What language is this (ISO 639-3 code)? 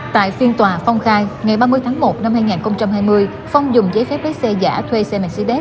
vie